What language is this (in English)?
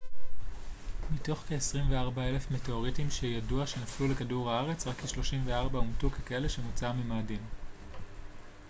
Hebrew